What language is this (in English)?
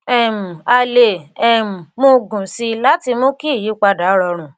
Yoruba